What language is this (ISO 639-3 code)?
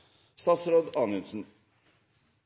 nno